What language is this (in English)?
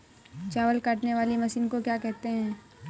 Hindi